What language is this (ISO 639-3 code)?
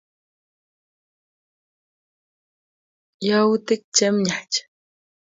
kln